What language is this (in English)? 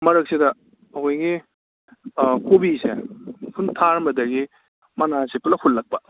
Manipuri